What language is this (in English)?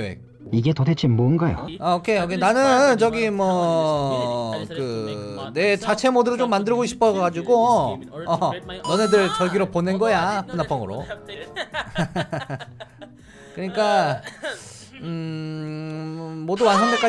Korean